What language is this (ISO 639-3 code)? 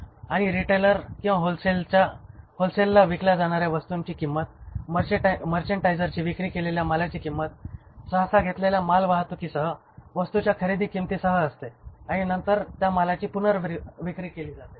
mar